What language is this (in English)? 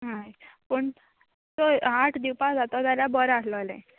Konkani